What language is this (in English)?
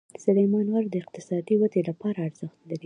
Pashto